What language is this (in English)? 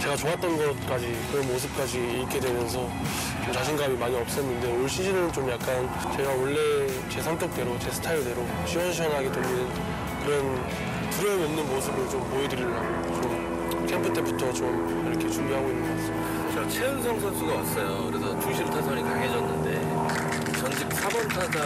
Korean